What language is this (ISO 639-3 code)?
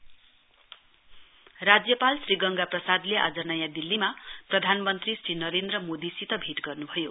nep